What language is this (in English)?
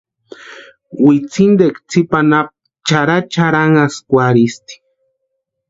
Western Highland Purepecha